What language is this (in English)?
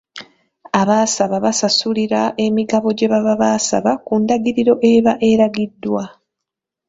Ganda